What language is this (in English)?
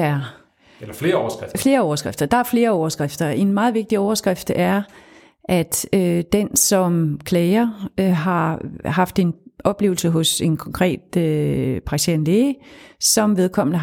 Danish